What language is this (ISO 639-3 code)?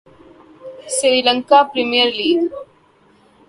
urd